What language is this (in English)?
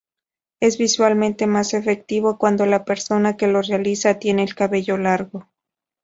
Spanish